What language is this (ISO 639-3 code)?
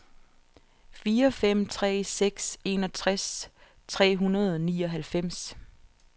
dan